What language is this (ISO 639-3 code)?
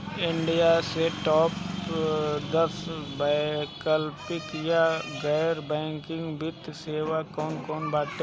bho